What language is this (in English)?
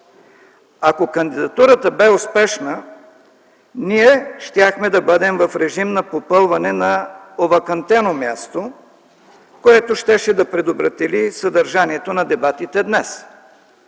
Bulgarian